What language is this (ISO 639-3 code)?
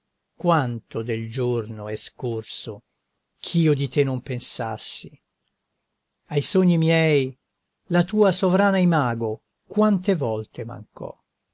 ita